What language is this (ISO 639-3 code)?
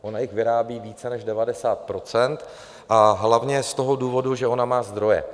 ces